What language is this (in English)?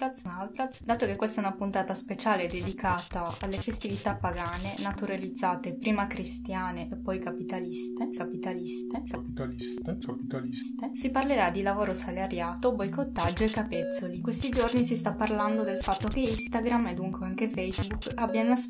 Italian